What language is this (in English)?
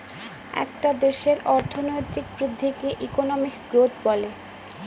Bangla